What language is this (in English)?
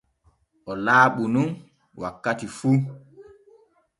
Borgu Fulfulde